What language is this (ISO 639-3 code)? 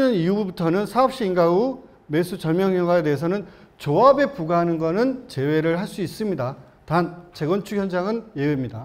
kor